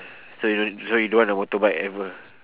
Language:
English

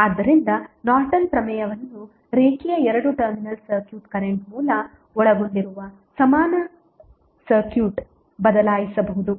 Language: Kannada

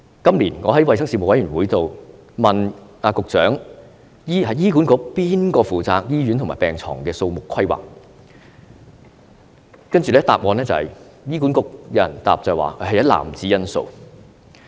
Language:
Cantonese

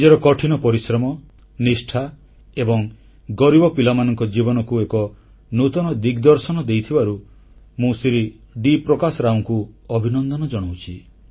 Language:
Odia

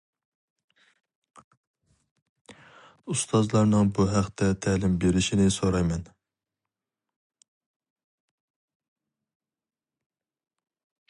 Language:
Uyghur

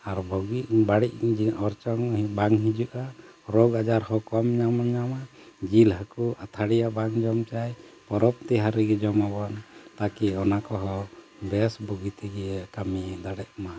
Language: Santali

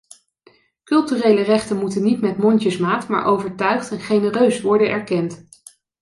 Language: Dutch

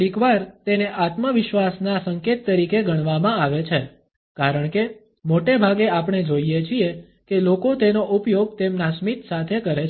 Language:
Gujarati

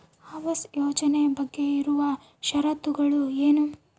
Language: Kannada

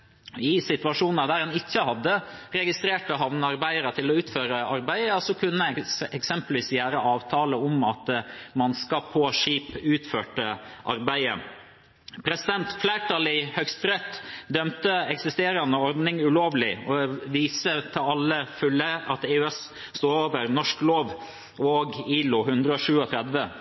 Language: Norwegian Bokmål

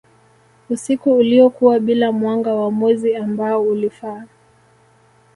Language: Swahili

